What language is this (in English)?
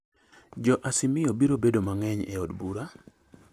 Luo (Kenya and Tanzania)